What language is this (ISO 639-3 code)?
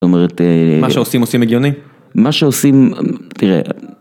heb